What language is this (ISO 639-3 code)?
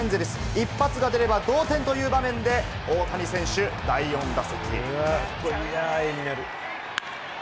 jpn